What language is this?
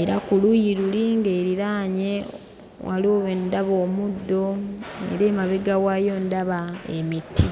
Ganda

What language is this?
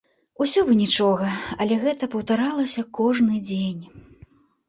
Belarusian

